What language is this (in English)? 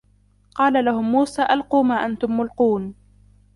Arabic